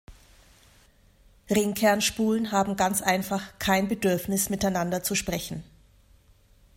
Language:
German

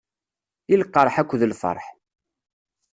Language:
Kabyle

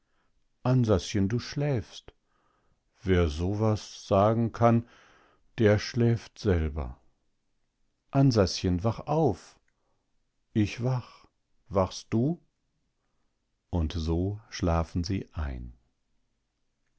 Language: German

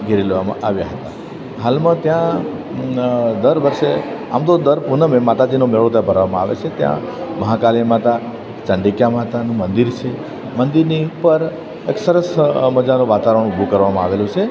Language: Gujarati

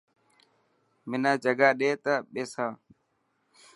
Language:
Dhatki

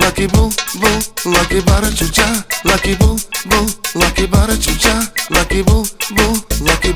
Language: Bulgarian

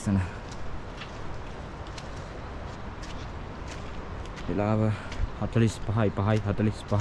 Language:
Indonesian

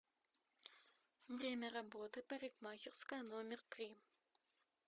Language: Russian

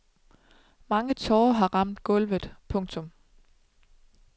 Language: Danish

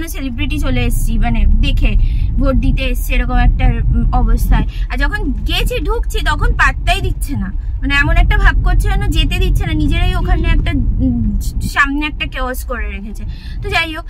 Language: Bangla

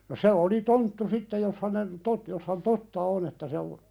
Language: Finnish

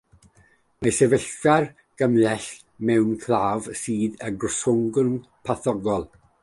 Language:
Welsh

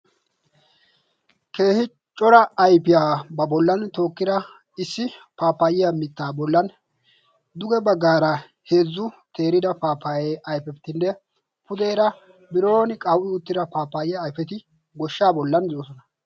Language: Wolaytta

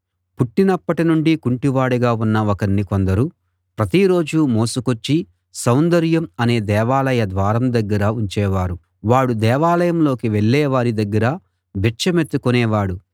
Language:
Telugu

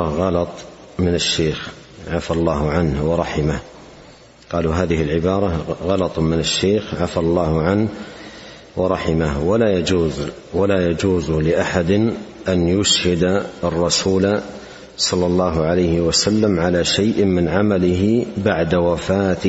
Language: Arabic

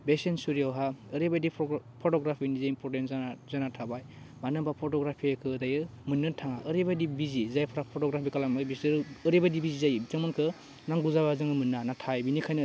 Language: Bodo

